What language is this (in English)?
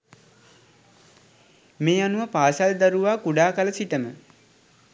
Sinhala